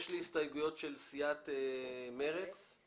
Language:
Hebrew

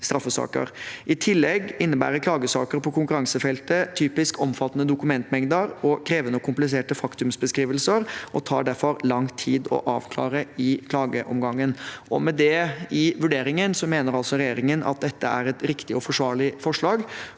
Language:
Norwegian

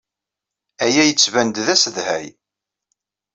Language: Kabyle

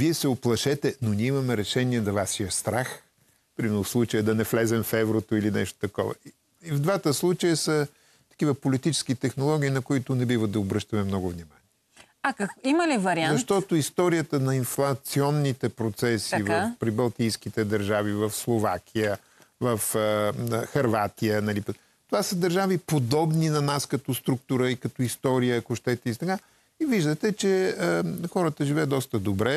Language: Bulgarian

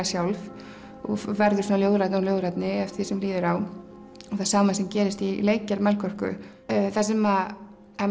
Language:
Icelandic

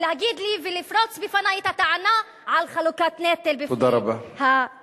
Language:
Hebrew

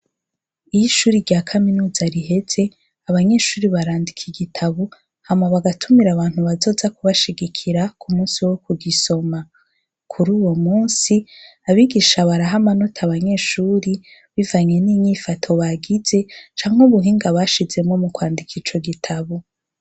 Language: Rundi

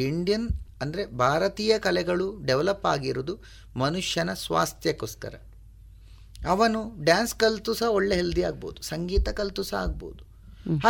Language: Kannada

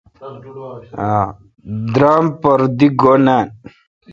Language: Kalkoti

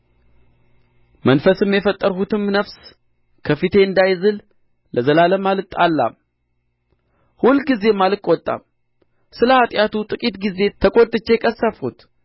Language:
Amharic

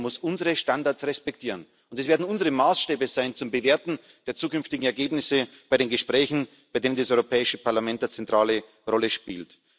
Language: German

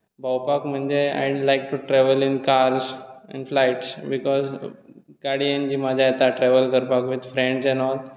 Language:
Konkani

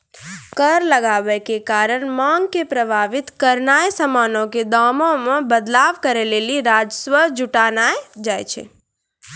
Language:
Maithili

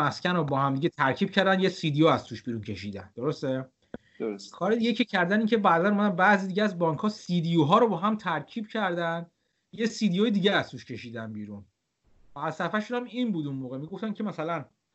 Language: Persian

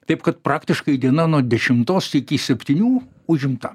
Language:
Lithuanian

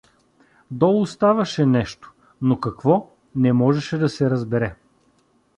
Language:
Bulgarian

